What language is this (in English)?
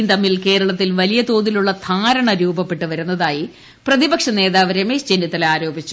Malayalam